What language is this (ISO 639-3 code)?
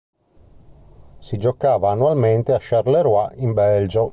ita